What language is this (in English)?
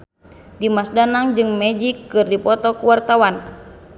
Sundanese